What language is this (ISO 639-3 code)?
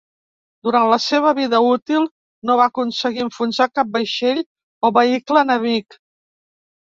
cat